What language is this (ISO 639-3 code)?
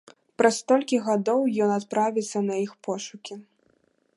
bel